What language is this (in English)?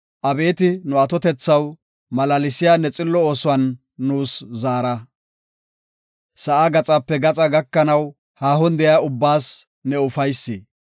Gofa